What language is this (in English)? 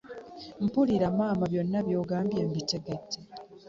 Ganda